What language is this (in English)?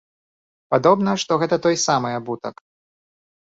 Belarusian